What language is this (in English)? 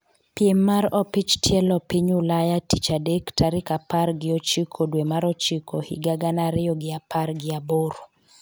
Luo (Kenya and Tanzania)